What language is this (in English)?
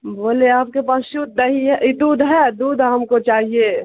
Urdu